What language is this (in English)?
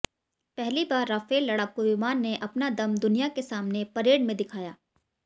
Hindi